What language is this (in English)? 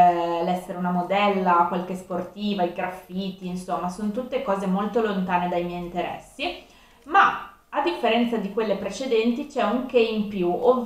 Italian